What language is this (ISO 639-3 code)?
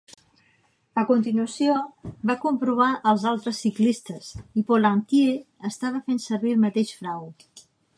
cat